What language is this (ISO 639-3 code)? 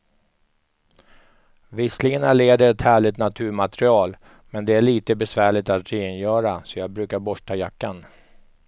swe